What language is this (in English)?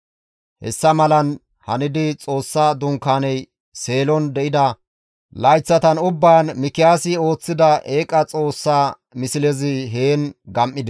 Gamo